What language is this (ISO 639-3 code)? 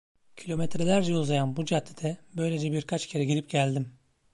tur